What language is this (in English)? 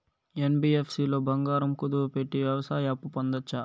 Telugu